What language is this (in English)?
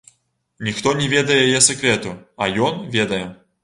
Belarusian